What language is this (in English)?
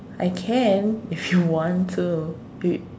English